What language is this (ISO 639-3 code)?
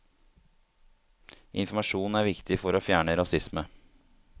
nor